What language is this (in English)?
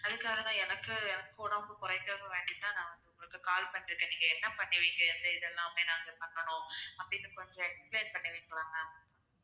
Tamil